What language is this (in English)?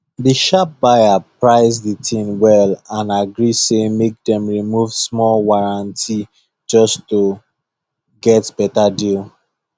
Nigerian Pidgin